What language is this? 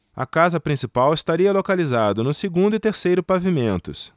Portuguese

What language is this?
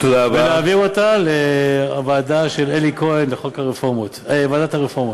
Hebrew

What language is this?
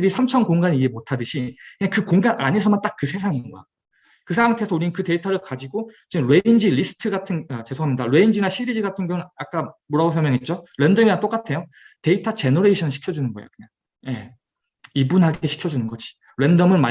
Korean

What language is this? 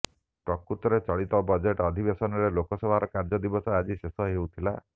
Odia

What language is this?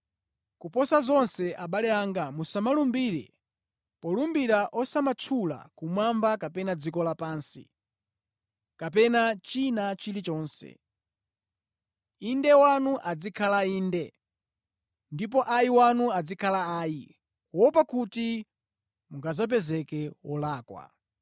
Nyanja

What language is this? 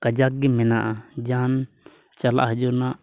Santali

